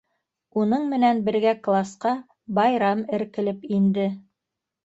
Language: Bashkir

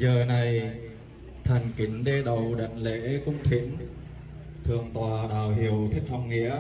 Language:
Vietnamese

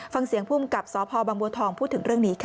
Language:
Thai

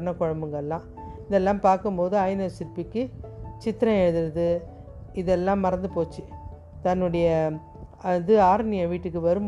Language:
Tamil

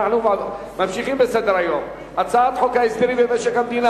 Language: Hebrew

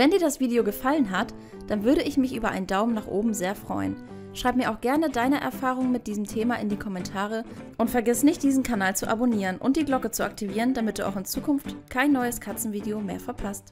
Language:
German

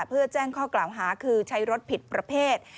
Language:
Thai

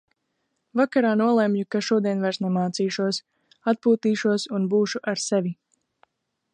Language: Latvian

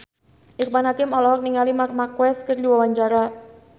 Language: Sundanese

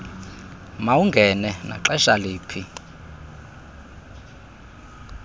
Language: Xhosa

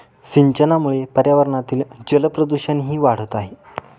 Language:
Marathi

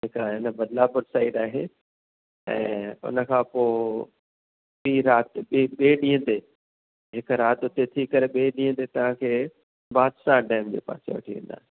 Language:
Sindhi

